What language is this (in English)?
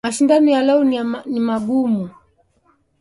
Swahili